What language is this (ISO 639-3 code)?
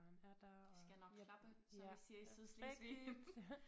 dan